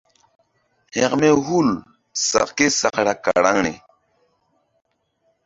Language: Mbum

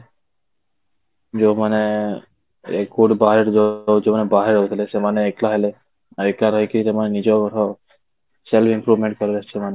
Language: Odia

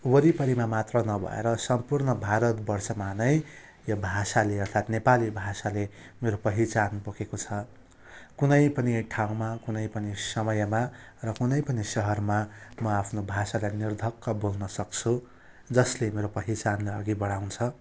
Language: Nepali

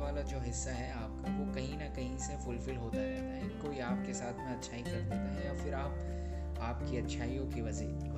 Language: Urdu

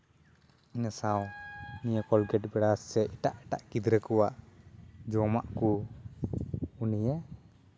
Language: Santali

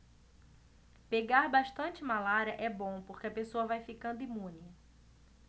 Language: Portuguese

